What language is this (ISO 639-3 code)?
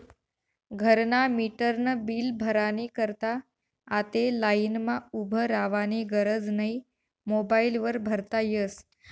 mar